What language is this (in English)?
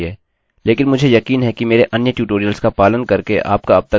Hindi